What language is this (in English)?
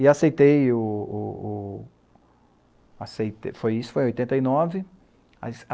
Portuguese